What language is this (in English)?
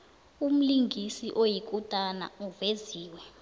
South Ndebele